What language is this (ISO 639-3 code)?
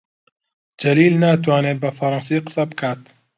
ckb